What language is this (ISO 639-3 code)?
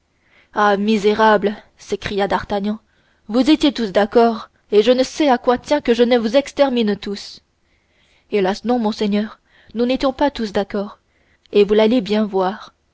fra